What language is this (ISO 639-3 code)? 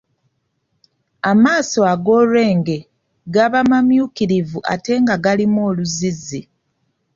lug